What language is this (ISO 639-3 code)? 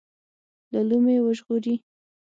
pus